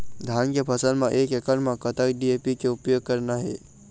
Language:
Chhattisgarhi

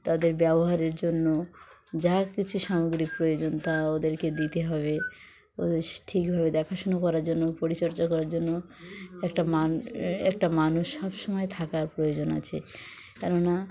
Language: Bangla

